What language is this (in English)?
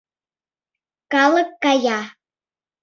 Mari